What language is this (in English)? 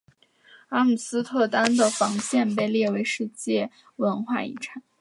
Chinese